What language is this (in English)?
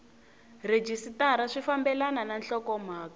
Tsonga